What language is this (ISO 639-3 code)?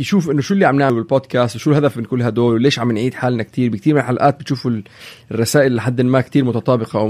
ara